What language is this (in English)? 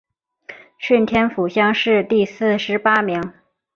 Chinese